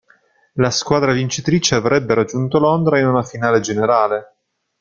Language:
Italian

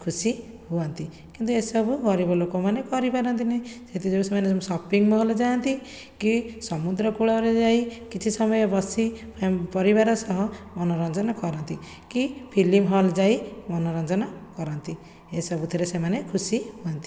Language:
Odia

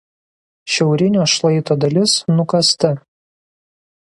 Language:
Lithuanian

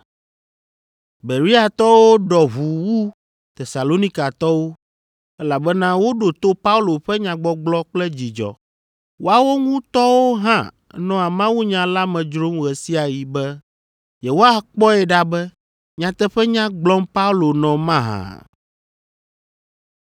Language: Ewe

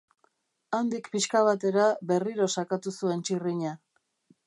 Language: Basque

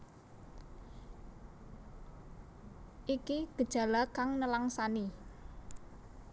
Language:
Javanese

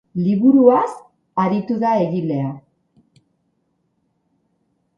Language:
Basque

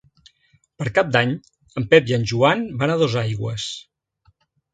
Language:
Catalan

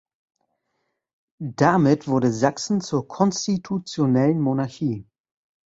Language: German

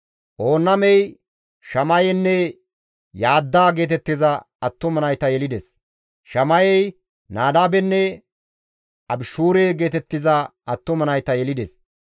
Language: Gamo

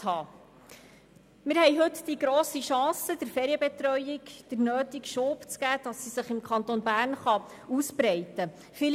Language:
Swiss German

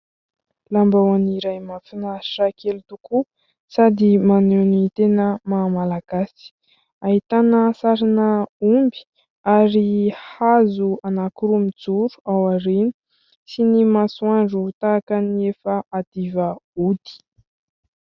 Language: Malagasy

